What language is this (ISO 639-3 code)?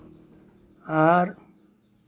sat